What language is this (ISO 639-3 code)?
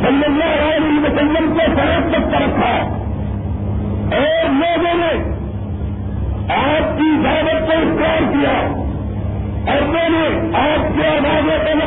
urd